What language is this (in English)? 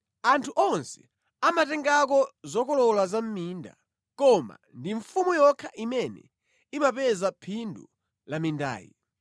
Nyanja